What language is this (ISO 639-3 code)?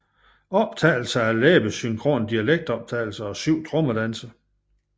dan